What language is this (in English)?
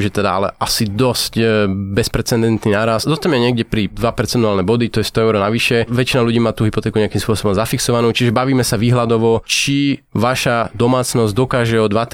Slovak